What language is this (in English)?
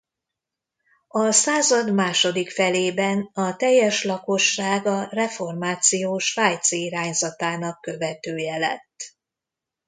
Hungarian